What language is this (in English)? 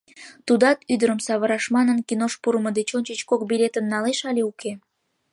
Mari